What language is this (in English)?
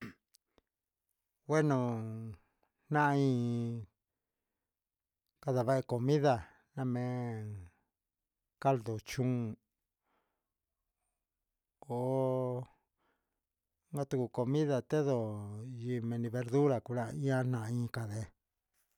Huitepec Mixtec